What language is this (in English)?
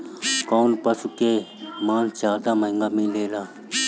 Bhojpuri